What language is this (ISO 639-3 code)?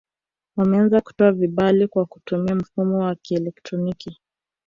swa